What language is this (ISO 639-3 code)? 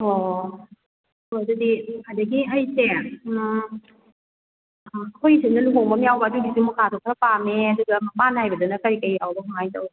mni